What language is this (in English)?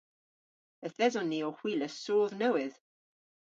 Cornish